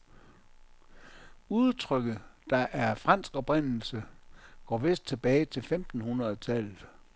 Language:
Danish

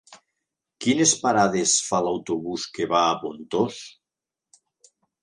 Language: Catalan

